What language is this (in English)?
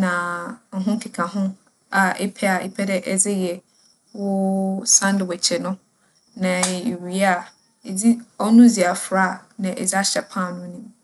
Akan